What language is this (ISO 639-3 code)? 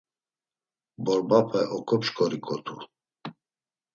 lzz